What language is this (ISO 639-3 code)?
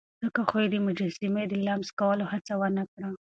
pus